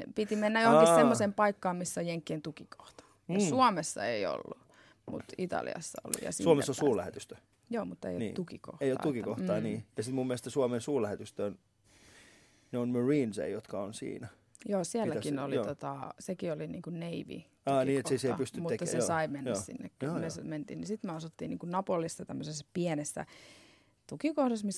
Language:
Finnish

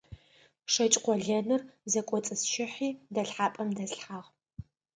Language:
Adyghe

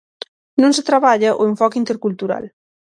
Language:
Galician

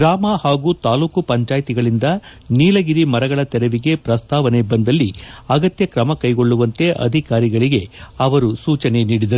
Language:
Kannada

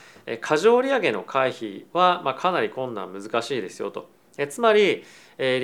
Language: Japanese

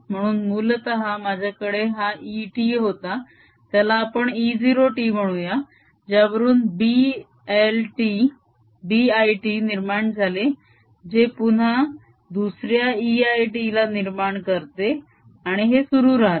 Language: Marathi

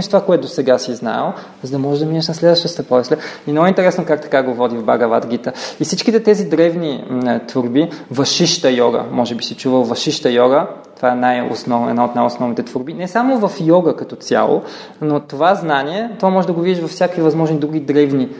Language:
Bulgarian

